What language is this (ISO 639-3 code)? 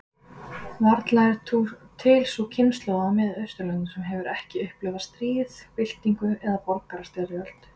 isl